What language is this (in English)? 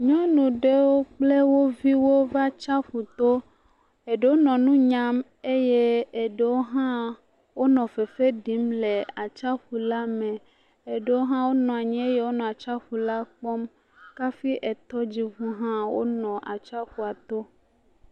Ewe